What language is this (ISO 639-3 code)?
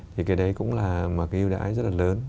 vie